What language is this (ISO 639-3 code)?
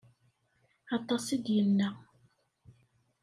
kab